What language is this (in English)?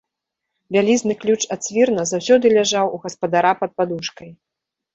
Belarusian